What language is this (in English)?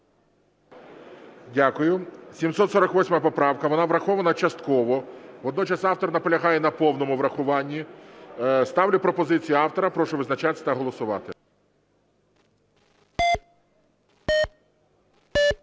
Ukrainian